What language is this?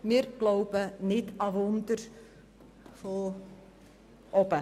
Swiss German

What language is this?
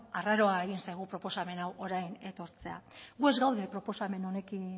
Basque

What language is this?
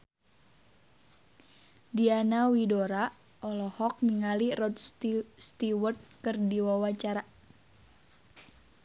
Sundanese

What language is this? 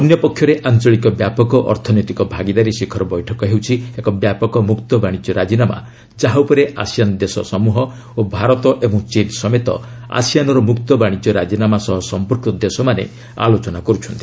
Odia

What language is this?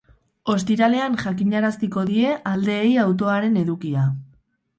Basque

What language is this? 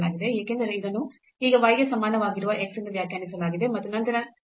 Kannada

